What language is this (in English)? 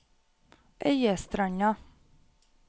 Norwegian